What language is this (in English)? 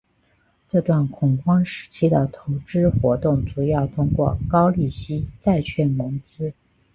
Chinese